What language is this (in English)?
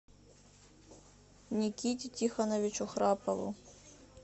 Russian